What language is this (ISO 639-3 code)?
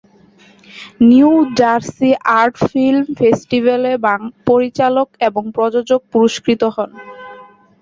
ben